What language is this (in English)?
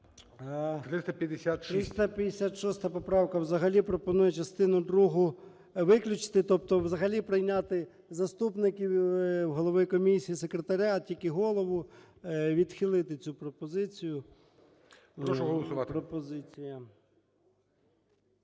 Ukrainian